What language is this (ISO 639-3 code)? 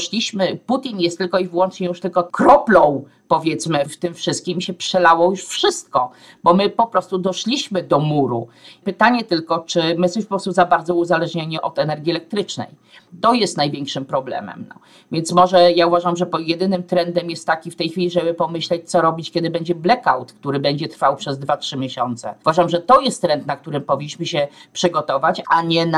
pol